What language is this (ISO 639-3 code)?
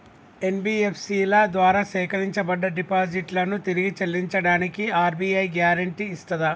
tel